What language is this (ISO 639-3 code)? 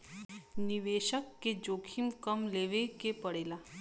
bho